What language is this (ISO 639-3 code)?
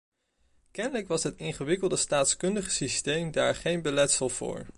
nld